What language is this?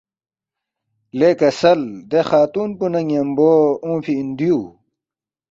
Balti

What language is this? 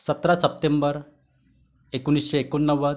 Marathi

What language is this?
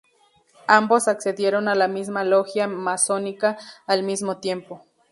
Spanish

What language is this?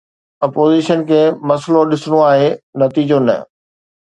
Sindhi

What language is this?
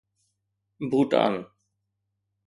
Sindhi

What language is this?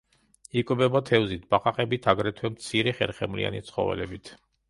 Georgian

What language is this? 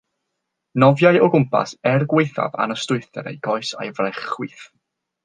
Welsh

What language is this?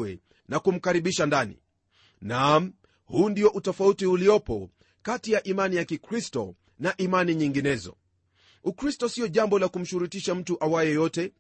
Swahili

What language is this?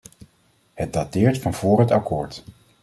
Dutch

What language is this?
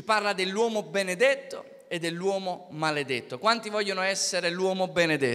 Italian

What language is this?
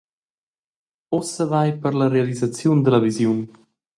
Romansh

